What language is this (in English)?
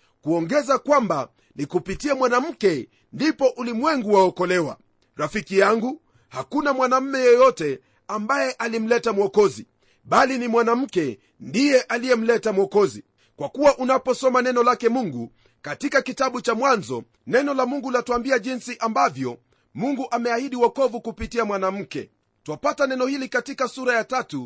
Swahili